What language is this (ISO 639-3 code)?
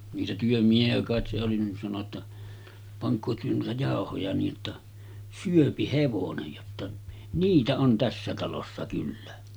fin